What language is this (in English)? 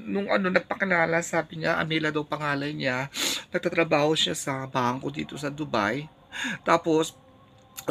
Filipino